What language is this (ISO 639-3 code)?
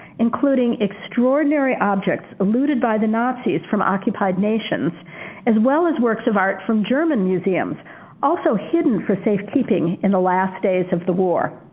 eng